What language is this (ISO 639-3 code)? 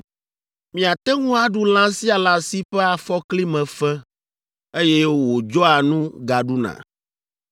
ewe